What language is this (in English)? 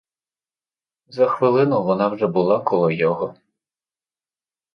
Ukrainian